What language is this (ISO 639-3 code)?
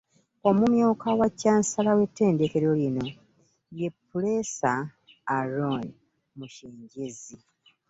lug